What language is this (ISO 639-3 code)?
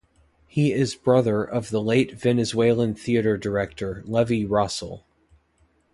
eng